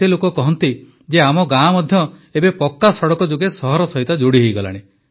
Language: Odia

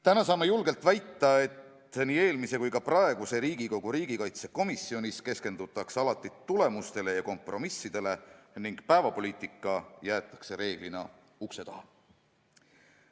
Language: Estonian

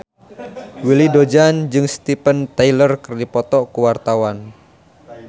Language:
Sundanese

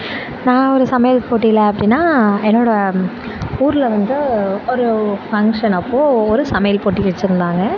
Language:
Tamil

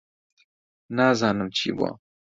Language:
Central Kurdish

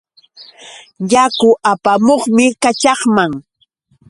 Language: Yauyos Quechua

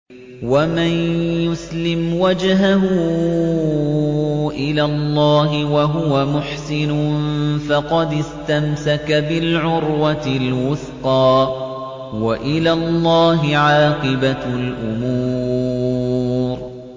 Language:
Arabic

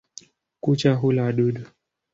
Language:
Swahili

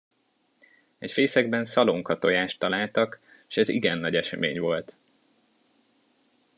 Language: Hungarian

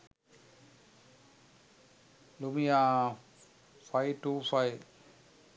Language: Sinhala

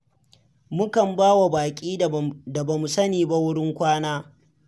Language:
Hausa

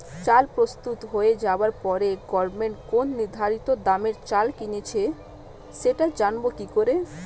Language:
Bangla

